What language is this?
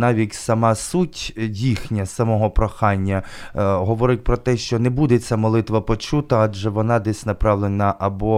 Ukrainian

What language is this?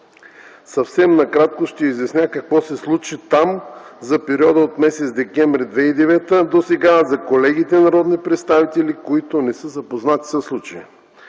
Bulgarian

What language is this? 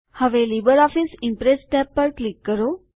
Gujarati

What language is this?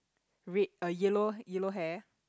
English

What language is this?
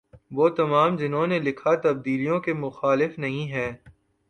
Urdu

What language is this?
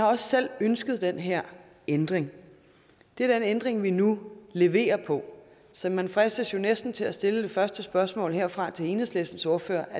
Danish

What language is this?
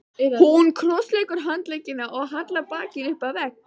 Icelandic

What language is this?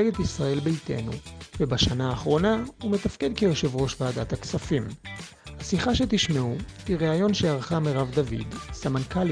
Hebrew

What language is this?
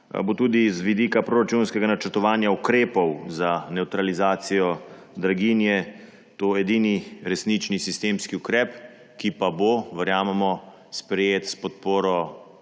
Slovenian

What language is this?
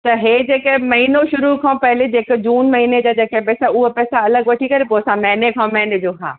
Sindhi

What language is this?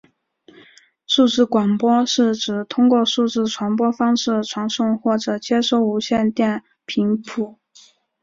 Chinese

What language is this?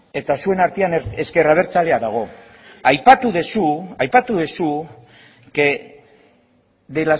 Basque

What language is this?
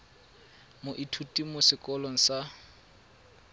Tswana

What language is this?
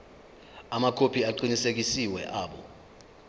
Zulu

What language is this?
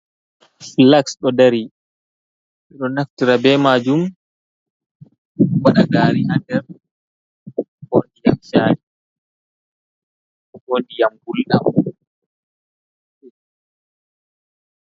Fula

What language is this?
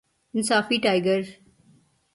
Urdu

